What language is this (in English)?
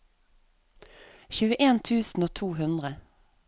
Norwegian